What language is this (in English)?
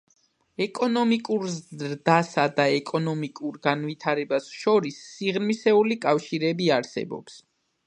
Georgian